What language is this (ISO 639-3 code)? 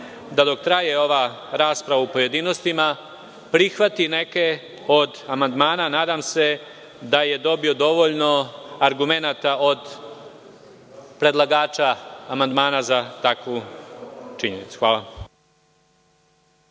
srp